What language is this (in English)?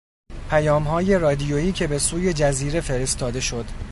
Persian